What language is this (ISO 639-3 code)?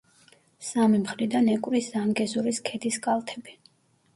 kat